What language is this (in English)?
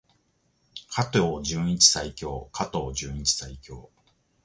Japanese